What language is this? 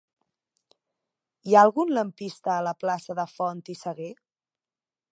Catalan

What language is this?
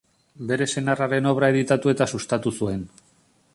Basque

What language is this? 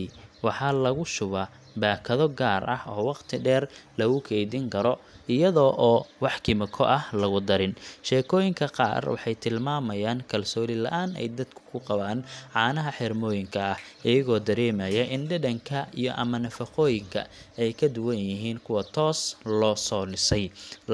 Somali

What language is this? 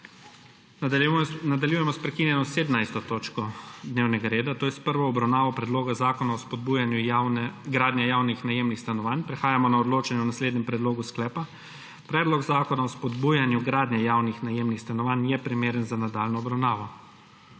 Slovenian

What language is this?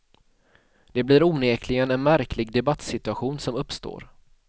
Swedish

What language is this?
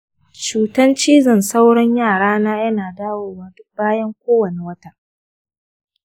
Hausa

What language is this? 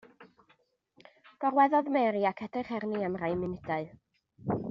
Welsh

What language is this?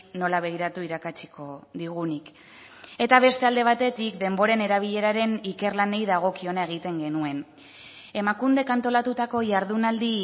Basque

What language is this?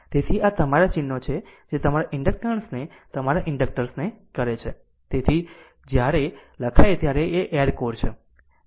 Gujarati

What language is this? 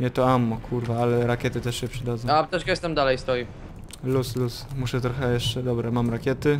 Polish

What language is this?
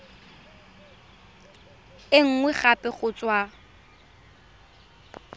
Tswana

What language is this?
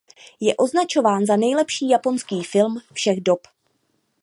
Czech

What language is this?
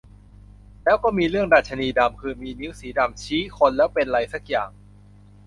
Thai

